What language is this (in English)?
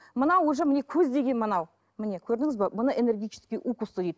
Kazakh